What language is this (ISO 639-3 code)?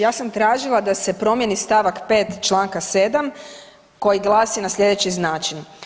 hrv